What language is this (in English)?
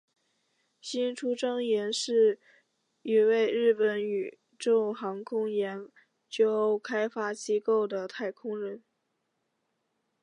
Chinese